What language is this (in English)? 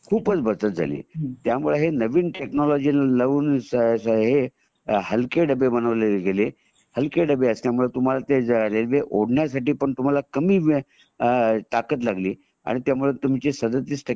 Marathi